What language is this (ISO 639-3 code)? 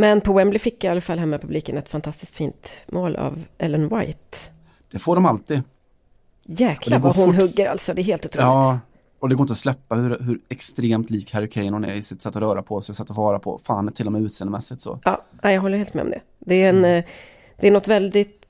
swe